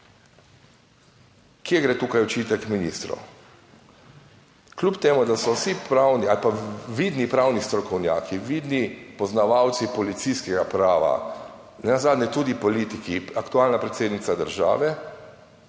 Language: Slovenian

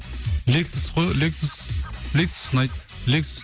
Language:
Kazakh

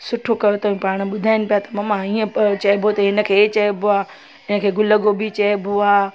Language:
Sindhi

